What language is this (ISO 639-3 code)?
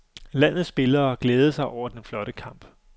dan